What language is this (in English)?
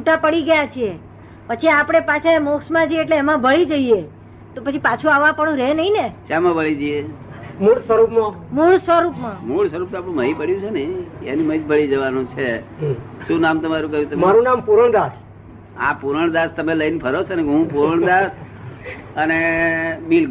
Gujarati